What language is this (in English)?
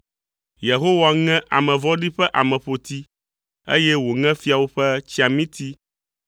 Ewe